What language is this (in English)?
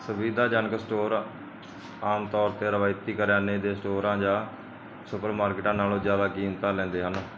Punjabi